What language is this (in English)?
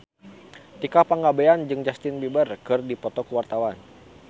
Sundanese